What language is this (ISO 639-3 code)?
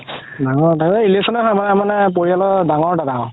asm